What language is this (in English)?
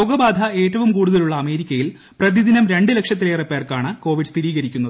Malayalam